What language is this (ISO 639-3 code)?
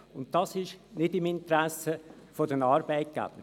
gsw